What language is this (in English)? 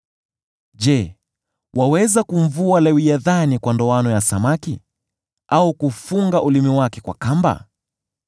Swahili